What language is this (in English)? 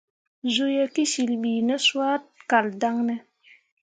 Mundang